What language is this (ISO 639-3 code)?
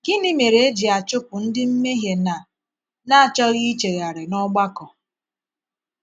ibo